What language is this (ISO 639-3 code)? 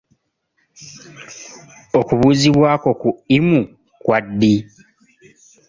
lug